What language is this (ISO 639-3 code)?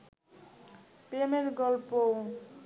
ben